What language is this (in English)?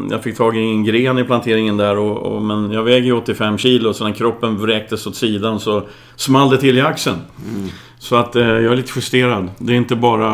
Swedish